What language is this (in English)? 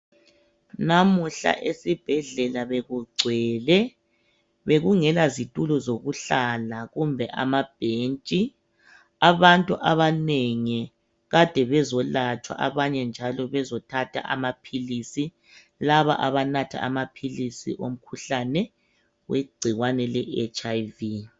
North Ndebele